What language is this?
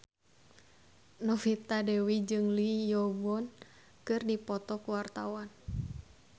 Sundanese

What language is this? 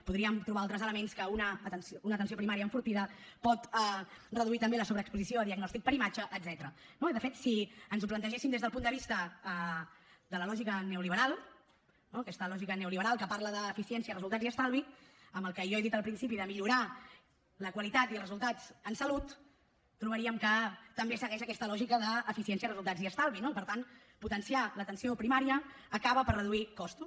Catalan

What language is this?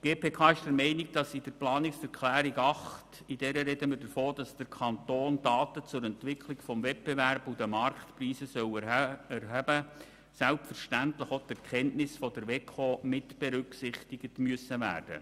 Swiss German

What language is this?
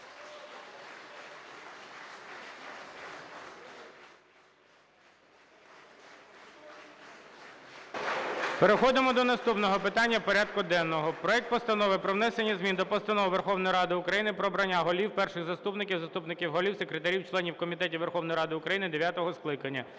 Ukrainian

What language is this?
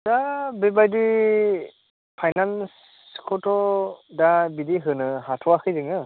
Bodo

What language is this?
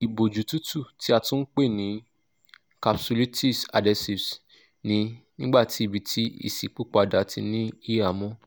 Yoruba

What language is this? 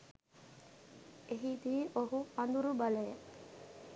Sinhala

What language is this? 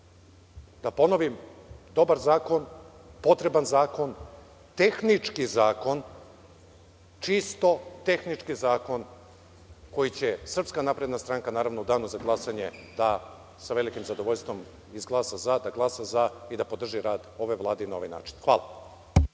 Serbian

